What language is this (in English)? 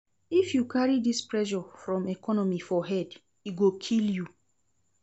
Nigerian Pidgin